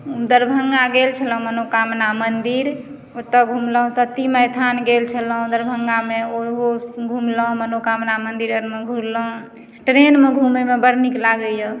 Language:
Maithili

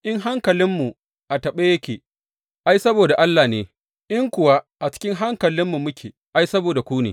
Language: Hausa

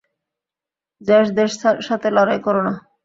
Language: Bangla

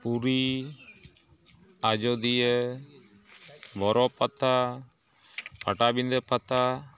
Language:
Santali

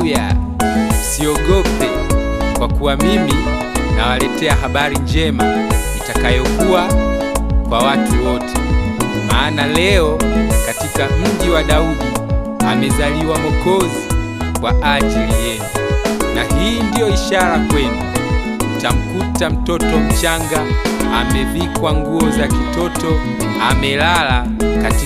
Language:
Korean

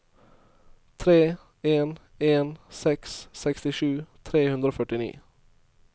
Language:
Norwegian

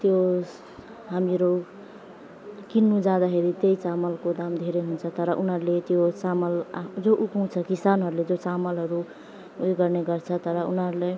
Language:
Nepali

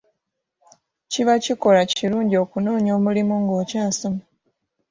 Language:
Ganda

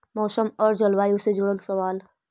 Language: Magahi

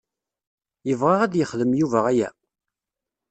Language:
Kabyle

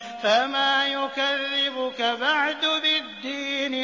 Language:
Arabic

